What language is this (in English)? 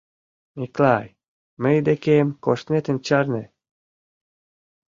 Mari